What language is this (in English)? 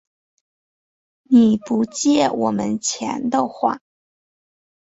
Chinese